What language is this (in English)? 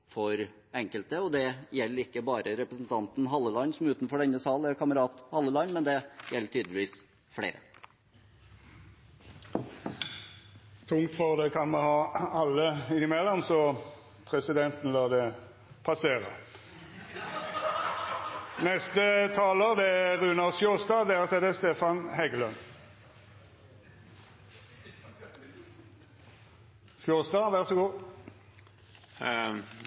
Norwegian